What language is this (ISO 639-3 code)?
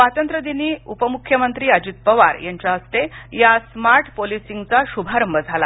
mar